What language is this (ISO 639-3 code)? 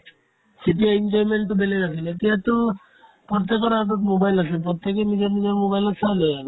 asm